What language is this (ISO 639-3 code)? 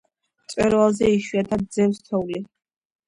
kat